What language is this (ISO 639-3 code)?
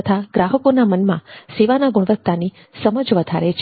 guj